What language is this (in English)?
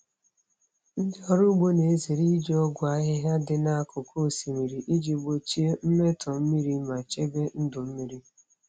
Igbo